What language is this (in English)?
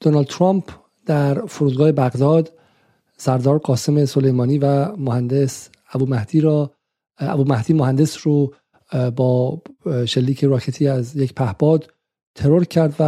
Persian